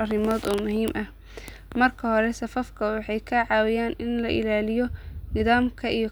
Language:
Somali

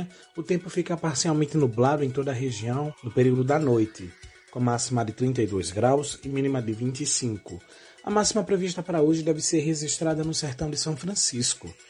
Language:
Portuguese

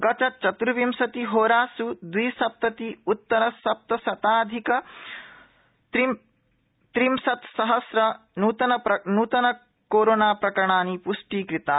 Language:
Sanskrit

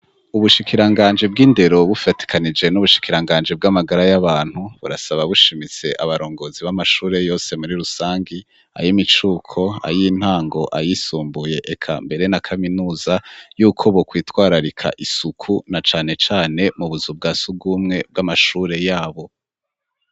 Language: Rundi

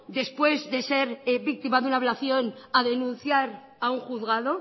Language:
Spanish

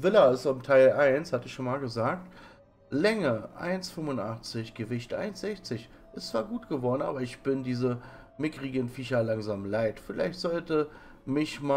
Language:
German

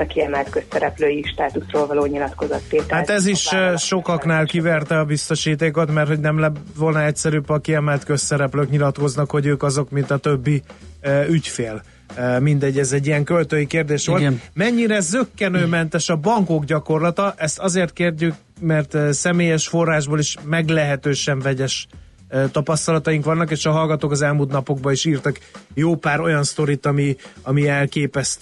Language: Hungarian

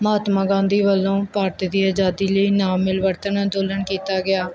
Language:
Punjabi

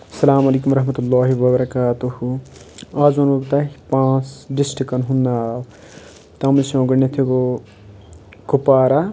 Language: Kashmiri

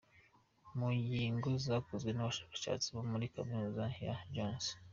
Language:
Kinyarwanda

